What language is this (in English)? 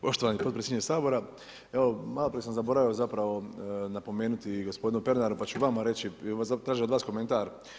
Croatian